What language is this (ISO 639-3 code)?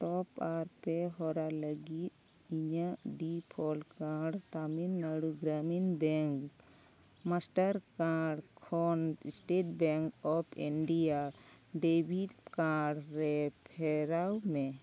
sat